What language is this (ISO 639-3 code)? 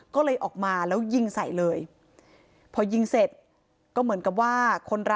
tha